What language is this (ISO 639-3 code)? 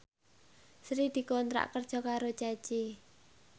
jav